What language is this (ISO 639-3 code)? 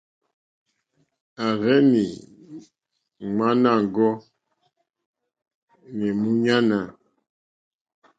bri